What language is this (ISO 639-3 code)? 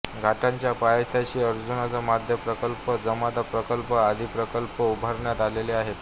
mar